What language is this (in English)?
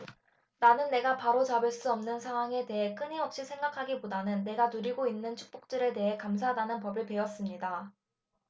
Korean